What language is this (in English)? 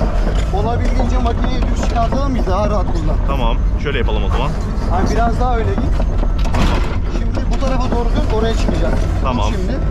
Turkish